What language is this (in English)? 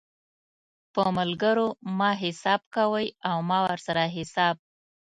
Pashto